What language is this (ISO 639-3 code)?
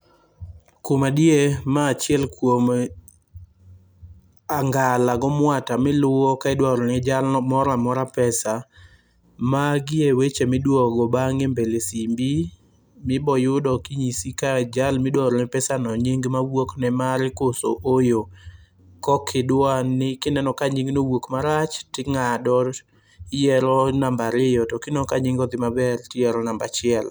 luo